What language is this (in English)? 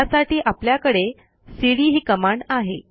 Marathi